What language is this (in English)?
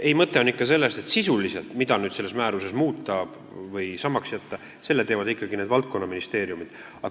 Estonian